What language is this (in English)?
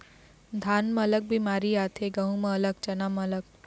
Chhattisgarhi